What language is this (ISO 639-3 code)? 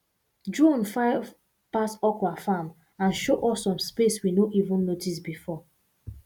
pcm